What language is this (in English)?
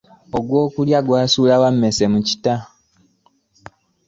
Ganda